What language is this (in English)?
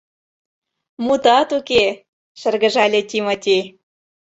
Mari